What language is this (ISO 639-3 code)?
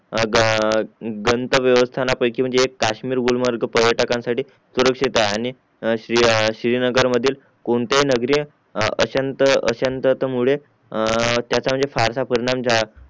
mar